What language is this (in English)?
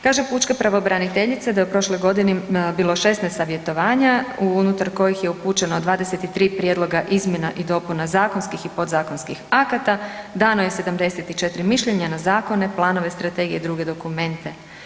Croatian